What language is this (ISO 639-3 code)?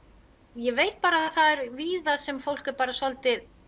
isl